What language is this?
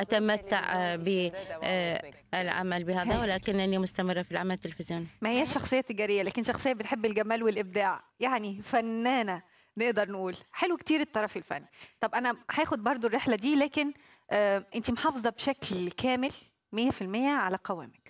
Arabic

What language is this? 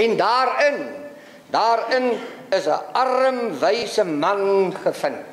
Dutch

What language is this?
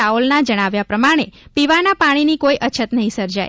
Gujarati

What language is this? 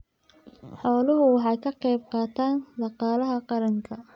Somali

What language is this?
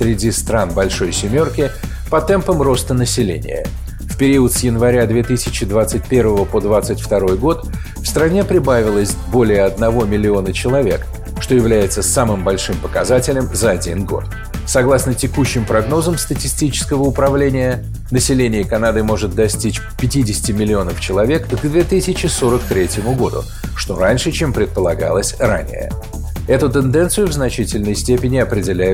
Russian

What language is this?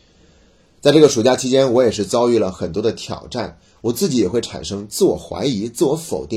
Chinese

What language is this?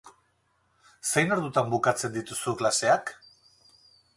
Basque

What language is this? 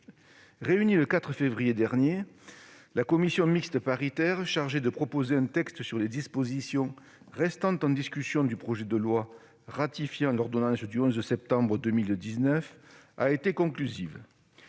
French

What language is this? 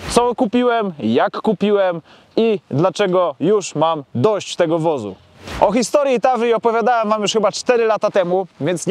Polish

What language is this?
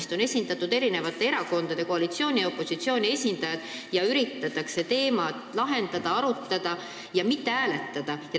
Estonian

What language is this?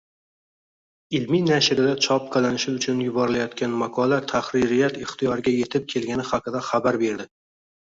Uzbek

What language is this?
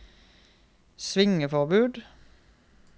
Norwegian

